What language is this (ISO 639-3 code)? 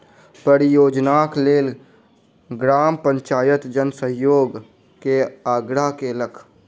mai